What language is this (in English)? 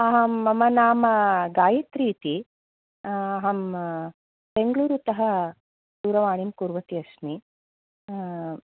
Sanskrit